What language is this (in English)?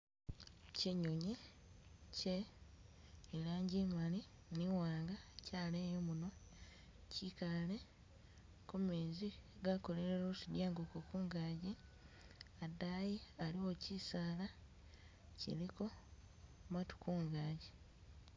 Masaaba